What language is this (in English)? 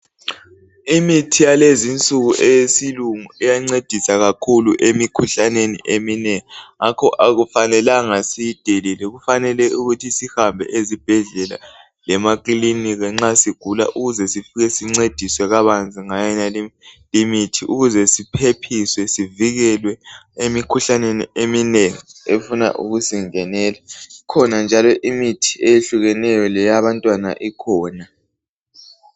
North Ndebele